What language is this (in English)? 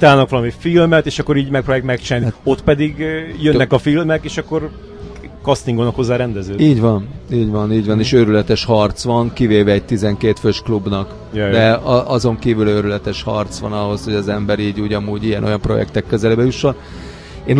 Hungarian